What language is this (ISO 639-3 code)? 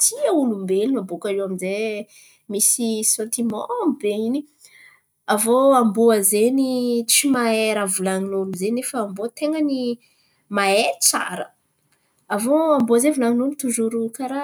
xmv